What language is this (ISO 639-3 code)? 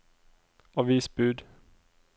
nor